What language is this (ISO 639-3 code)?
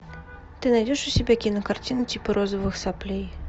rus